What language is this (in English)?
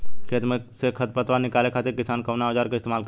Bhojpuri